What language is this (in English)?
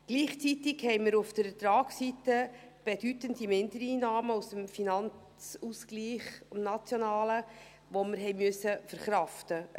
Swiss German